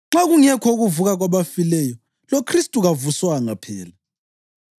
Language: North Ndebele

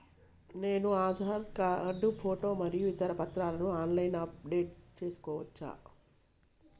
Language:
Telugu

